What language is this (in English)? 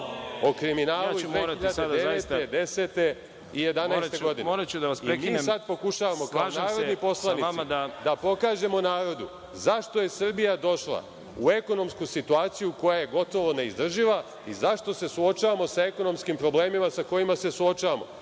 Serbian